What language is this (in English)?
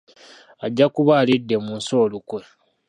Ganda